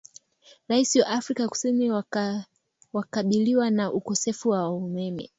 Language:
Swahili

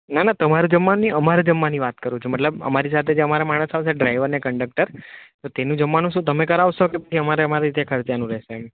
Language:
Gujarati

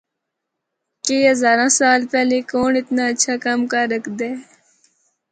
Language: Northern Hindko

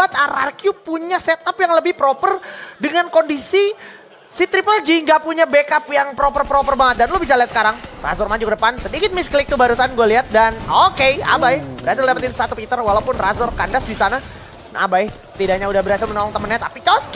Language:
Indonesian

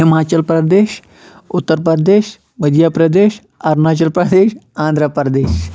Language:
Kashmiri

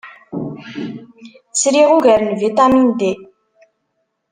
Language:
Kabyle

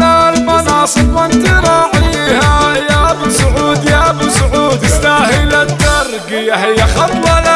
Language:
Arabic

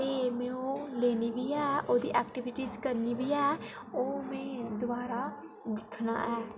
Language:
Dogri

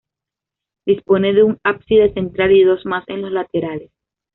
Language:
Spanish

